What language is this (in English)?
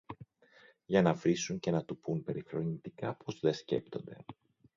Greek